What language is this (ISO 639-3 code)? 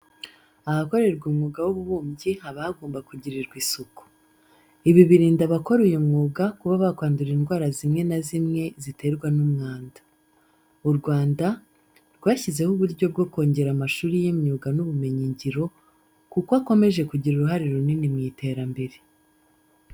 kin